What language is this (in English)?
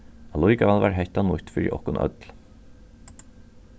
Faroese